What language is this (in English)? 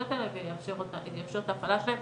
Hebrew